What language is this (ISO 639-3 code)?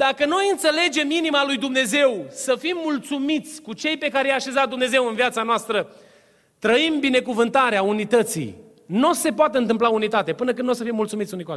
ron